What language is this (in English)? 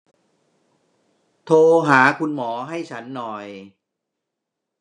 Thai